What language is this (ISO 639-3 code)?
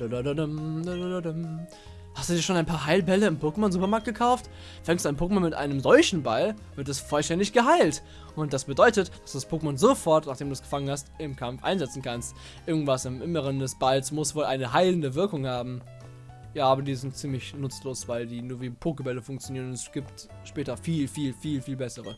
deu